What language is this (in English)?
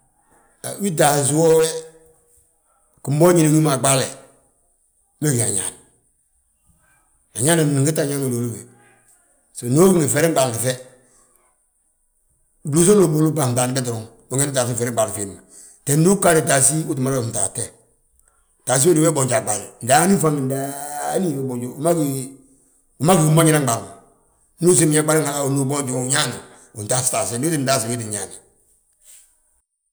Balanta-Ganja